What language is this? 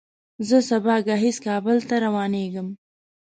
Pashto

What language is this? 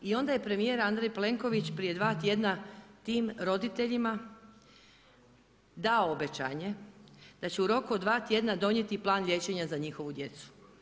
Croatian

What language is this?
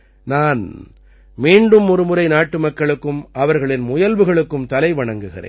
Tamil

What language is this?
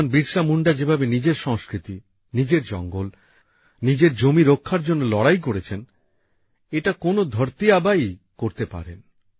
Bangla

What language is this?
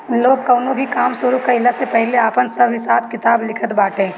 Bhojpuri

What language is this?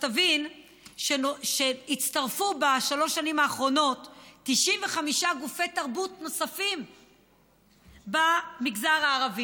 Hebrew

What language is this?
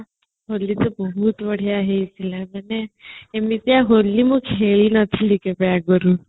Odia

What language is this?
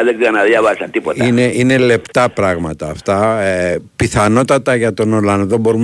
Greek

